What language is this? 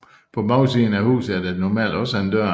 Danish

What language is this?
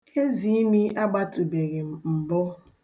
Igbo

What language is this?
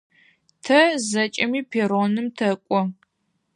Adyghe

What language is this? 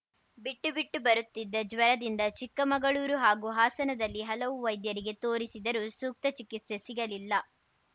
Kannada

